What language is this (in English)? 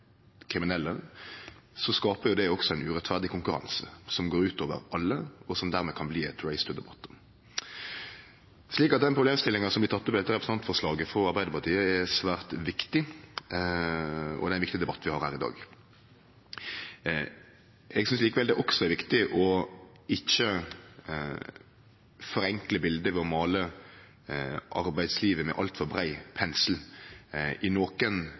Norwegian Nynorsk